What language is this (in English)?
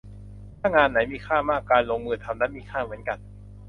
Thai